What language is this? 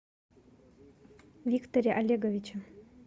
Russian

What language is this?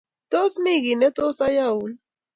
Kalenjin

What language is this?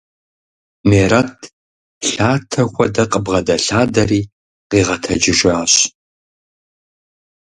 Kabardian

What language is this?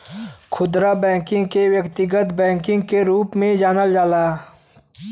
Bhojpuri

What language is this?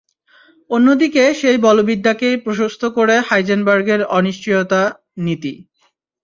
Bangla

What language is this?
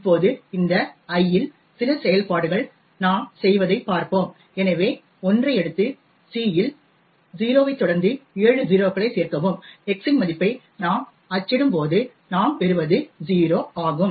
Tamil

